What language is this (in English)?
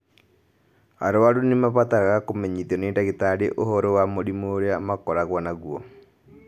Kikuyu